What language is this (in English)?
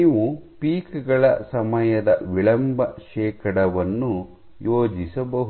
Kannada